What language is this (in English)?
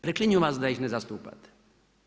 Croatian